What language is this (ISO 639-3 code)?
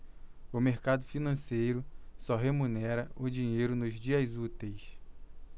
por